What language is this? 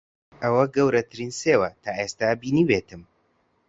Central Kurdish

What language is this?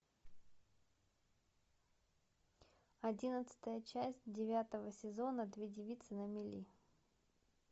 Russian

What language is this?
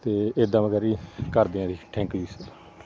Punjabi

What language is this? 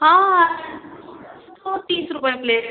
Hindi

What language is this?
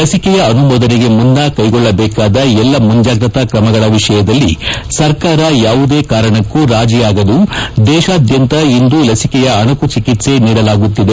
Kannada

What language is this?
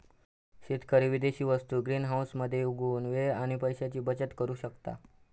Marathi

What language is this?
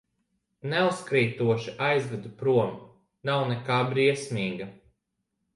Latvian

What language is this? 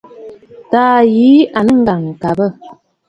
Bafut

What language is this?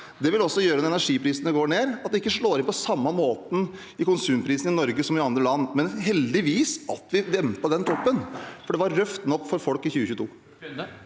Norwegian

